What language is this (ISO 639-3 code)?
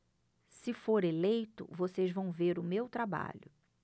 por